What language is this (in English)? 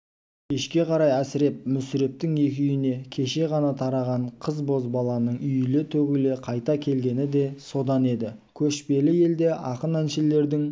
Kazakh